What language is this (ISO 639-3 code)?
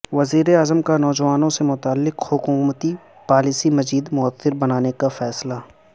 urd